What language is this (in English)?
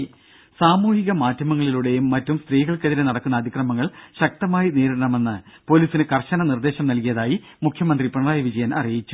Malayalam